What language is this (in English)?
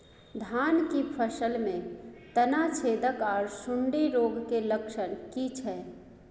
Maithili